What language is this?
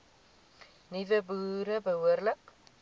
Afrikaans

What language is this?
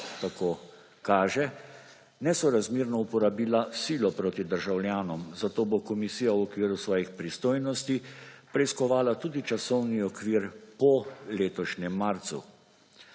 Slovenian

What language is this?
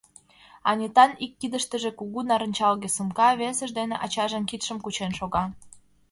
Mari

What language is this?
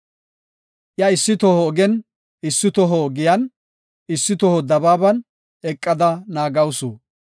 Gofa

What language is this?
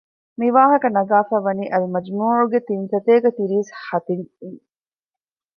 Divehi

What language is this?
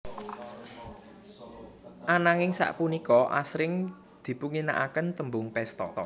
Javanese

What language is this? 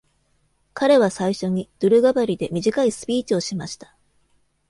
Japanese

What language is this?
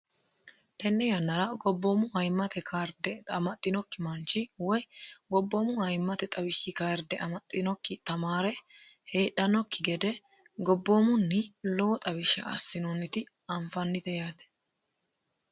Sidamo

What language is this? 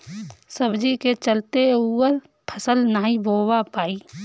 Bhojpuri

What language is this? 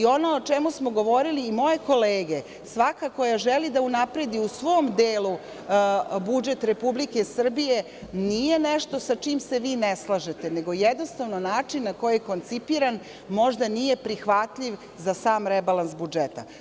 Serbian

